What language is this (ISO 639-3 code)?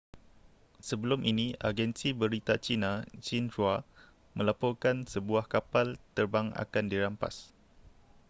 msa